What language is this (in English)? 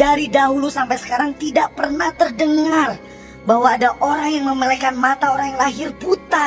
Indonesian